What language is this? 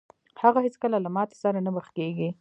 Pashto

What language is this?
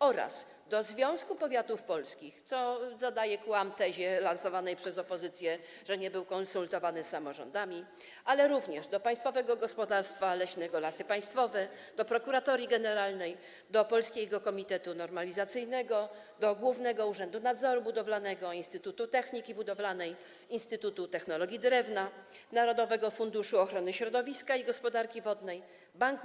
Polish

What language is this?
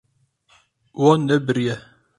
Kurdish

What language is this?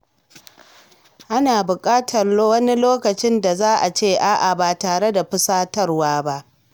Hausa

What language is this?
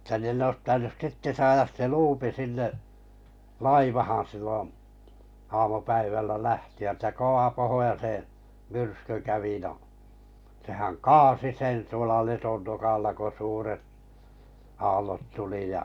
Finnish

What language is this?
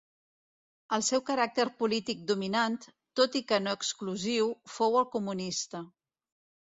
Catalan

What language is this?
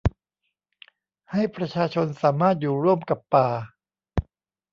Thai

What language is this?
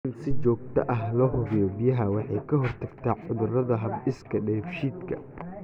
Somali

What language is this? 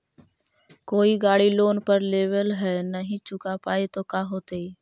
Magahi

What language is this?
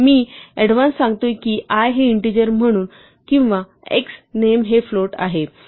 Marathi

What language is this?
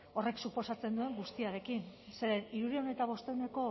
Basque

